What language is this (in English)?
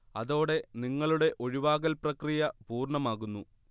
Malayalam